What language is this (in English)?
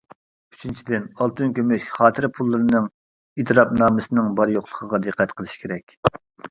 Uyghur